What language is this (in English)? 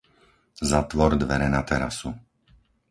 Slovak